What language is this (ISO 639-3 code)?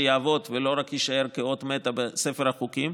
heb